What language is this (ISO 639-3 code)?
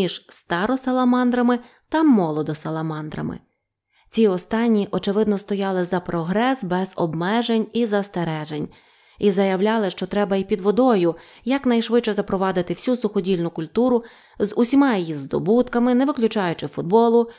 ukr